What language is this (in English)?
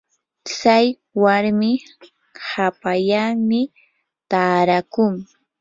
Yanahuanca Pasco Quechua